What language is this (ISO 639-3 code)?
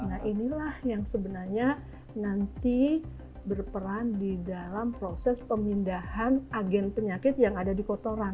ind